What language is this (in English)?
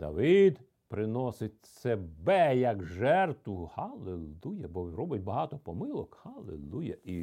Ukrainian